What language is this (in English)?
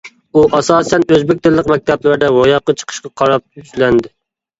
Uyghur